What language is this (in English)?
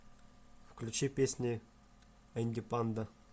Russian